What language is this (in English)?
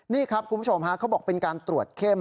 Thai